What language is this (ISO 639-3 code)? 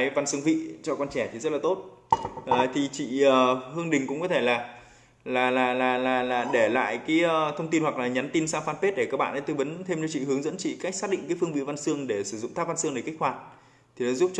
vie